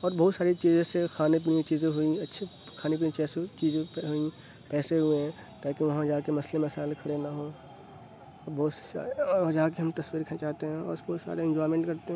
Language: Urdu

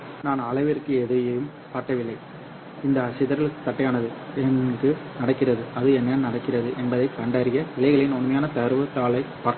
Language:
Tamil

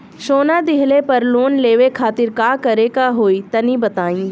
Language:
Bhojpuri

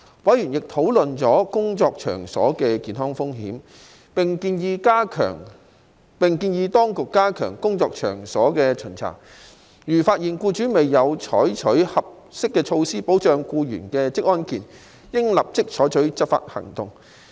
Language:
Cantonese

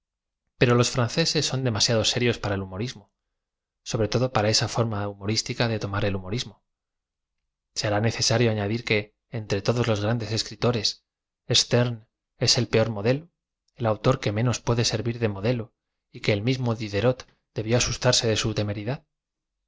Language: Spanish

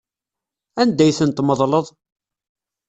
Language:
Kabyle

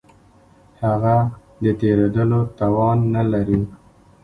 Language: Pashto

